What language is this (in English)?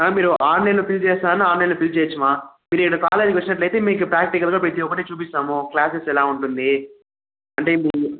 Telugu